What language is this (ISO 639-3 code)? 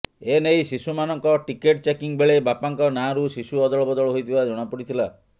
ori